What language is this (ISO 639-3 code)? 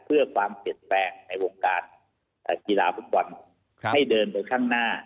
tha